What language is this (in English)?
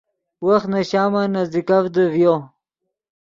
Yidgha